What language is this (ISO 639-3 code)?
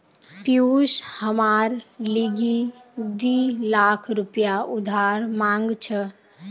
mag